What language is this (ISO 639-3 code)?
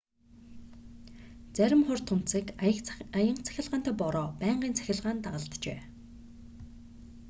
mon